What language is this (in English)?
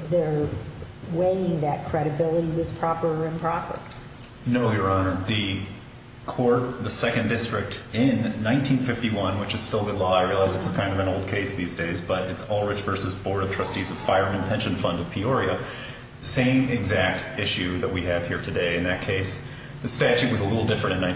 English